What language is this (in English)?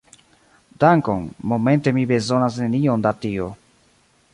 Esperanto